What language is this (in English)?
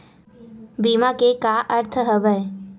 Chhattisgarhi